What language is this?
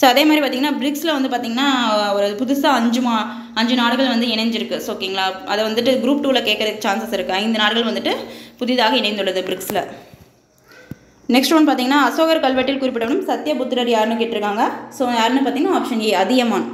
Tamil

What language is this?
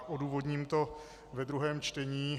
Czech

